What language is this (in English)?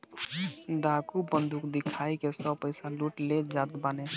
Bhojpuri